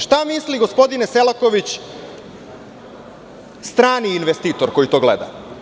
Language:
Serbian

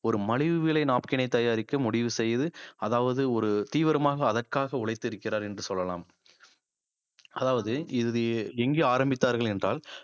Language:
Tamil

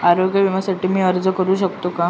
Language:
Marathi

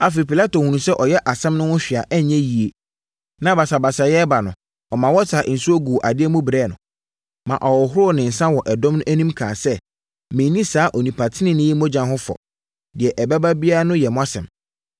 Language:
Akan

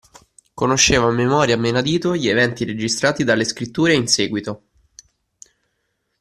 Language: Italian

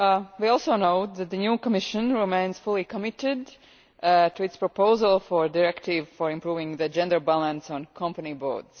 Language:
English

